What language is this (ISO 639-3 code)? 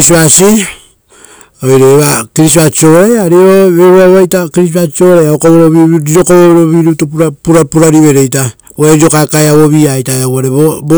roo